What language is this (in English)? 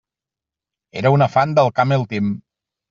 Catalan